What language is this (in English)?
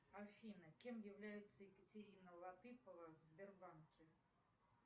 Russian